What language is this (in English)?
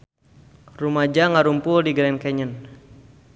Sundanese